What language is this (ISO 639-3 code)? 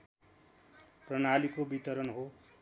nep